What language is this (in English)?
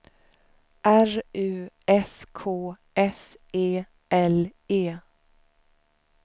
Swedish